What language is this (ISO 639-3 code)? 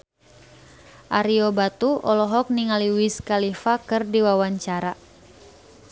sun